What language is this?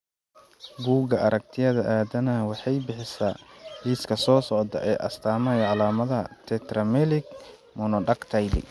Somali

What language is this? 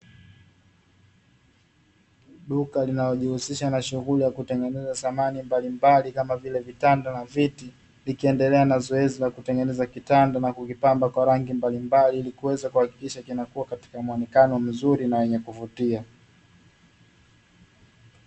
Swahili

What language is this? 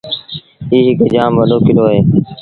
Sindhi Bhil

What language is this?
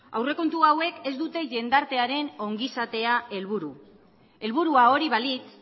Basque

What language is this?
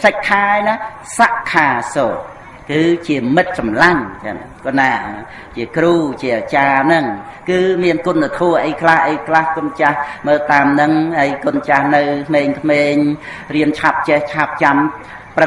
Vietnamese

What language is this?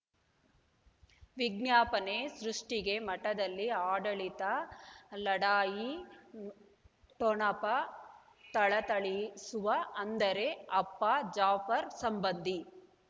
Kannada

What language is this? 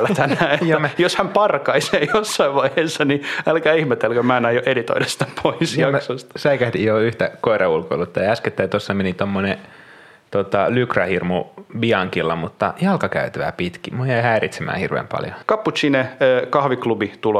Finnish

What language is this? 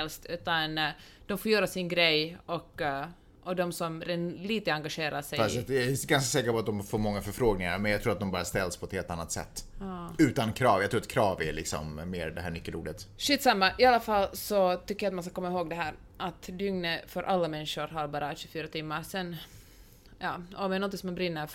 Swedish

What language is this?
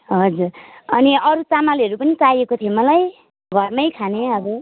Nepali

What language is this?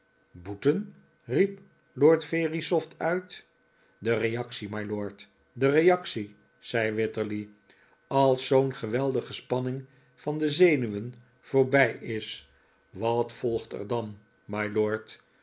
Dutch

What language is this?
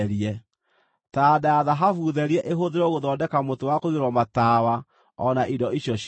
Kikuyu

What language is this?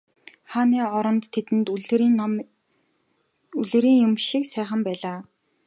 Mongolian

